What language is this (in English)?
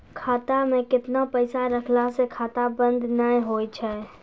Maithili